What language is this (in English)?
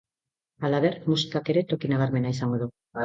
Basque